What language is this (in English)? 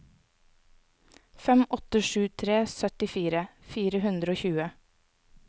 Norwegian